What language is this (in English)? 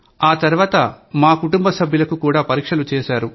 Telugu